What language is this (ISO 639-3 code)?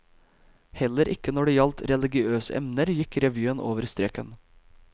nor